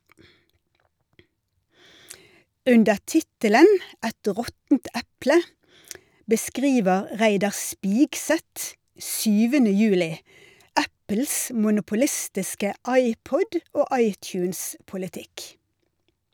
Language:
Norwegian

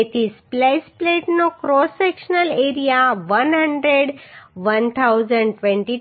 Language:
Gujarati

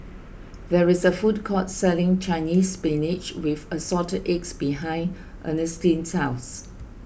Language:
English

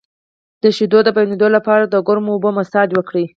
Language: Pashto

